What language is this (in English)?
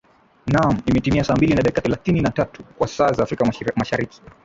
Swahili